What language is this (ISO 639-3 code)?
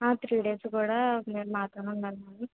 tel